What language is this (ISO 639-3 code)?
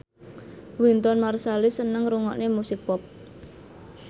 jav